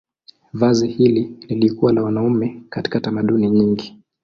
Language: Swahili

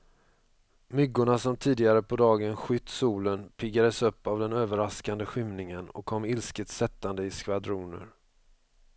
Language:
Swedish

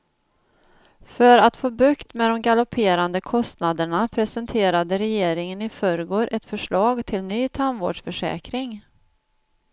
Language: Swedish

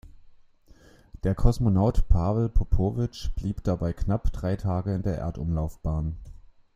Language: German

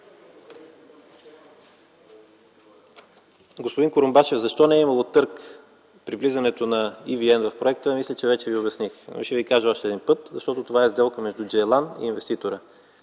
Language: Bulgarian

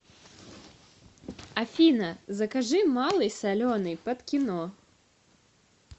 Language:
Russian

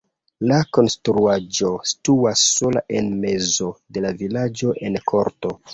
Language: Esperanto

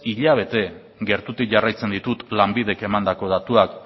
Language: Basque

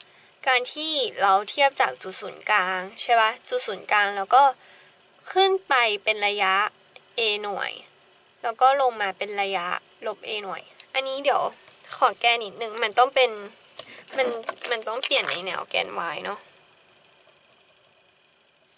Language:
Thai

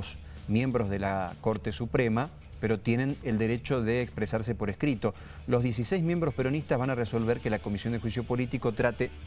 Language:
Spanish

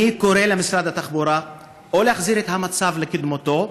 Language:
Hebrew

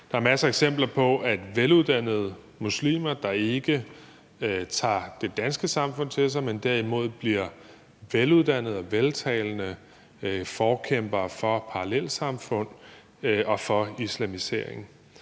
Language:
Danish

